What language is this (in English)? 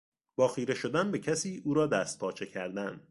Persian